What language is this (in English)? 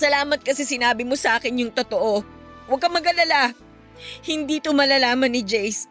Filipino